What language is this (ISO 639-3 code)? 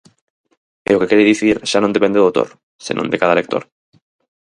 glg